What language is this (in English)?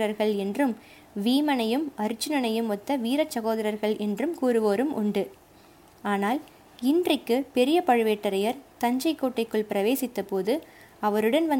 Tamil